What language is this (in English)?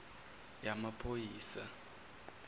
Zulu